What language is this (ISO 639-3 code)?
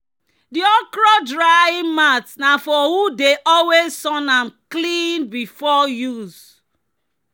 pcm